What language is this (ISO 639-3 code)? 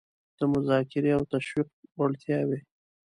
pus